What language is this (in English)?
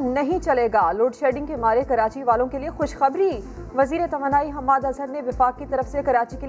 Urdu